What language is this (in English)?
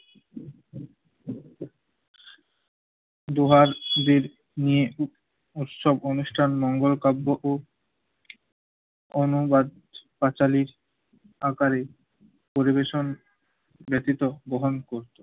Bangla